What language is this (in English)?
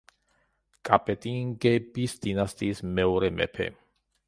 Georgian